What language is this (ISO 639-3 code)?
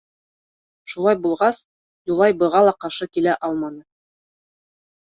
bak